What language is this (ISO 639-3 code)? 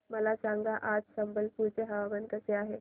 mar